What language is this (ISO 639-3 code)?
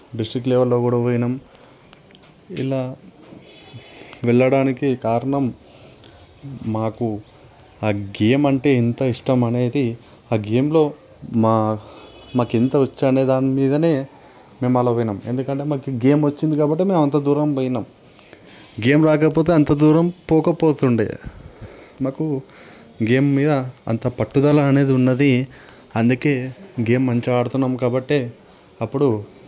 tel